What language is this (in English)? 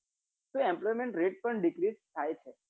Gujarati